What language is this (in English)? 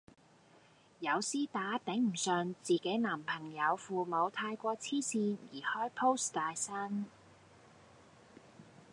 Cantonese